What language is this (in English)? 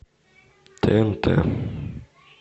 Russian